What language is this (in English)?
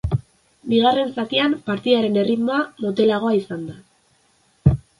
Basque